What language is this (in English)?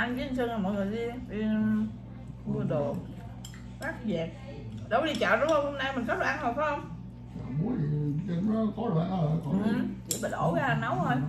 Vietnamese